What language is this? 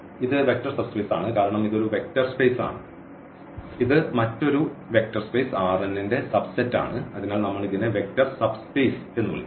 Malayalam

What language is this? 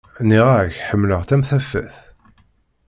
Kabyle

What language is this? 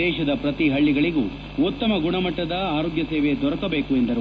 Kannada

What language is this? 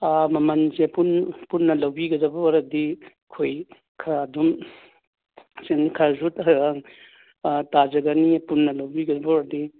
Manipuri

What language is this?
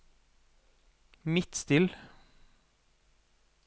Norwegian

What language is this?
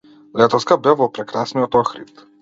Macedonian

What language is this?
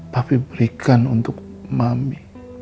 Indonesian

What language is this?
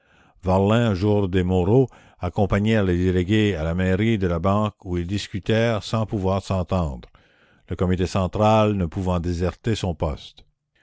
French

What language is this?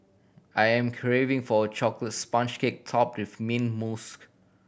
English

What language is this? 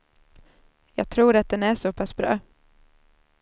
Swedish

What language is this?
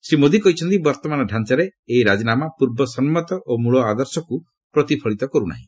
Odia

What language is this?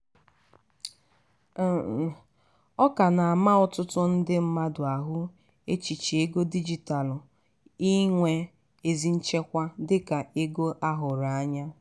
Igbo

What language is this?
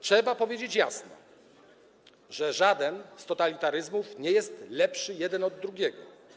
Polish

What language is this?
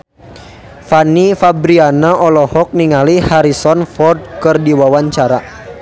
Sundanese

